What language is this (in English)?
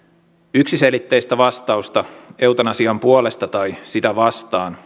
Finnish